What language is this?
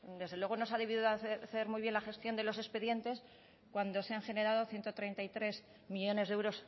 Spanish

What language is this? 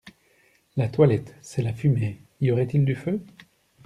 French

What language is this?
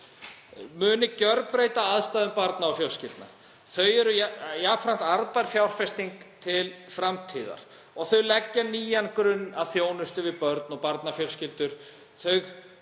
Icelandic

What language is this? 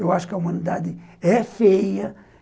Portuguese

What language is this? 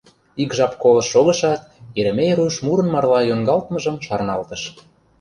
Mari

